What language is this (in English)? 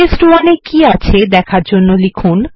Bangla